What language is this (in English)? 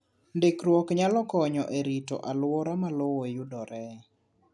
Luo (Kenya and Tanzania)